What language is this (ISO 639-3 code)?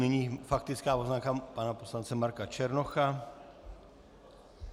ces